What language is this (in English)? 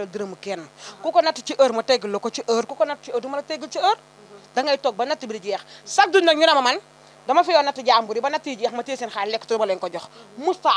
Arabic